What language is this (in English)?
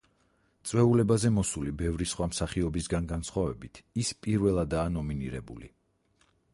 Georgian